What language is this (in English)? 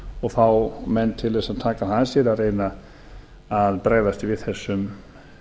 Icelandic